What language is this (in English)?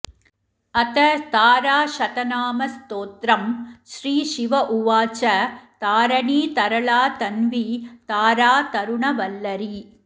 Sanskrit